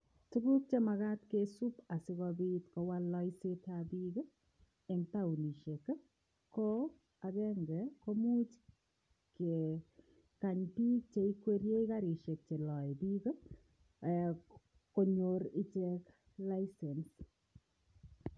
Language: Kalenjin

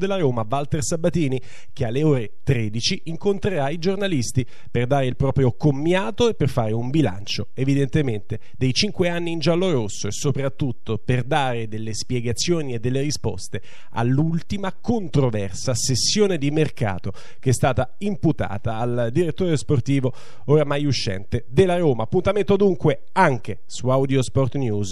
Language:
Italian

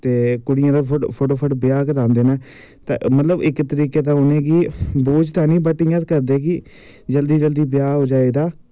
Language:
Dogri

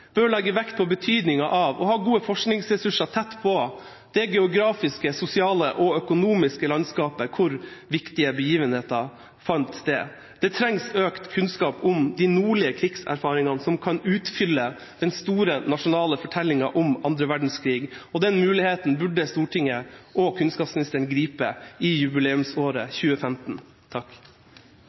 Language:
Norwegian Bokmål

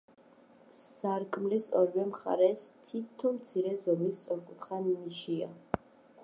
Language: Georgian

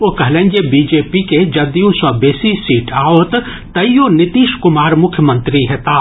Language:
Maithili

